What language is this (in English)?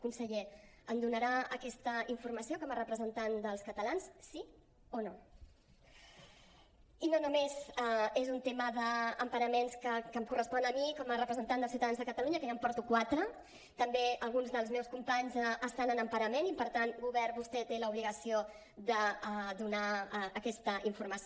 Catalan